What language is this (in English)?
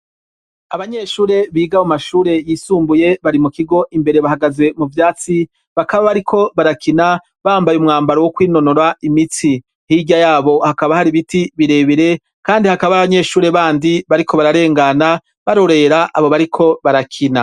Rundi